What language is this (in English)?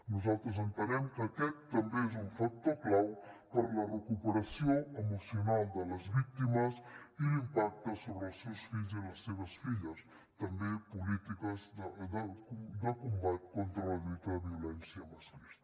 Catalan